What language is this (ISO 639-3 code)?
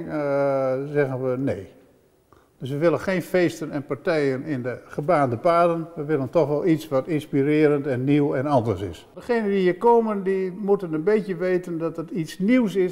nld